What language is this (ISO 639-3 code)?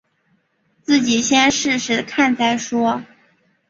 zho